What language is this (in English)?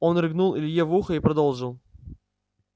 Russian